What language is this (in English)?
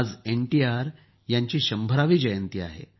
Marathi